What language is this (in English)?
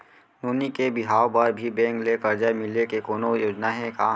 Chhattisgarhi